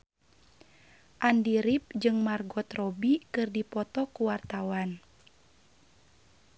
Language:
Sundanese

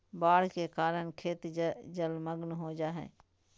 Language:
Magahi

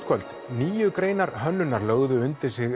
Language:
Icelandic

